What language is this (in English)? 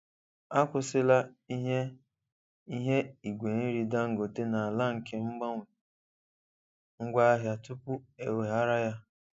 Igbo